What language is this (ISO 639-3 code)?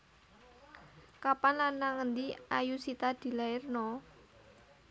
jav